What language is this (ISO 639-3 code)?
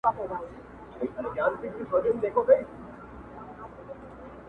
pus